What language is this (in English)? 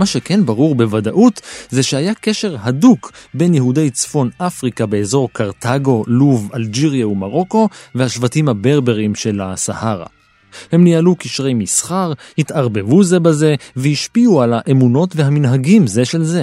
Hebrew